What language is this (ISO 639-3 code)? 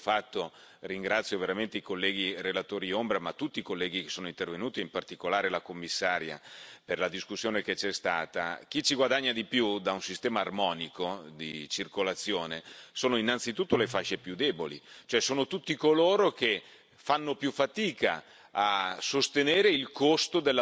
ita